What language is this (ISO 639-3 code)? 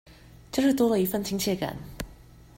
zho